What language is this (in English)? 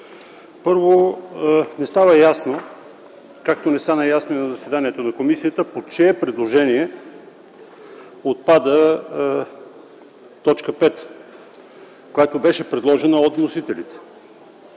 Bulgarian